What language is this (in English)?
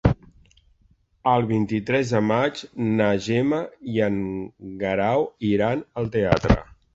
Catalan